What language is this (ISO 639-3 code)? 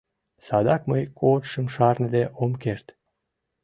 chm